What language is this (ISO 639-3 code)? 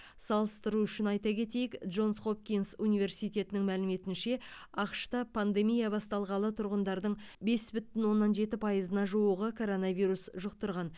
kaz